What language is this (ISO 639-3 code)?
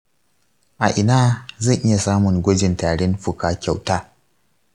hau